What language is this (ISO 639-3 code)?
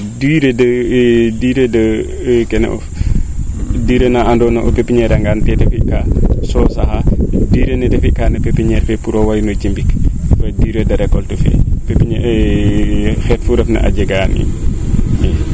srr